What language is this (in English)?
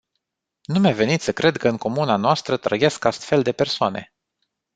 Romanian